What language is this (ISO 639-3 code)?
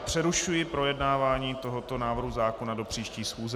ces